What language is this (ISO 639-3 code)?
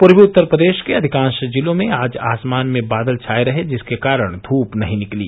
hin